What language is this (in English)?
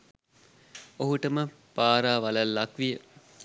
Sinhala